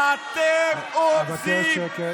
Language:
Hebrew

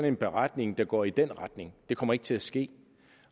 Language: Danish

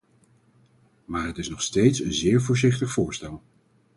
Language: Dutch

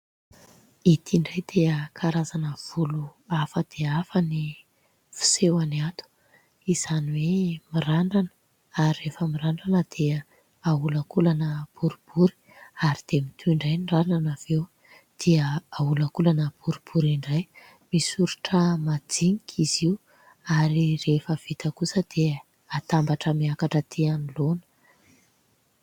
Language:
Malagasy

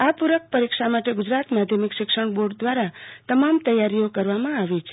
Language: Gujarati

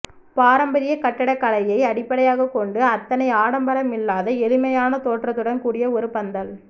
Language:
Tamil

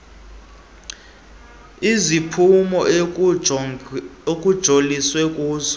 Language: Xhosa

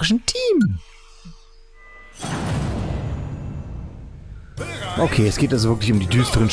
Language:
German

